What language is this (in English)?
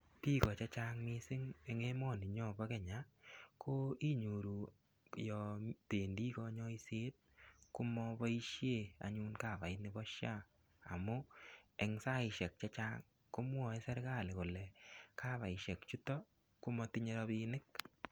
Kalenjin